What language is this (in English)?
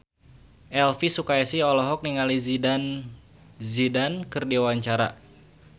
Sundanese